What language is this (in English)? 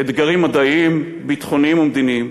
Hebrew